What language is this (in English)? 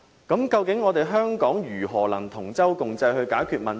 Cantonese